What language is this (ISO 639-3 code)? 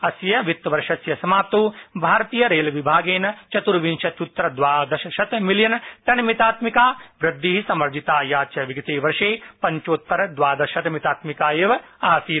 san